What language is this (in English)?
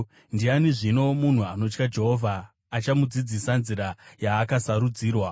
Shona